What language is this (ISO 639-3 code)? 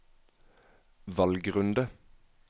nor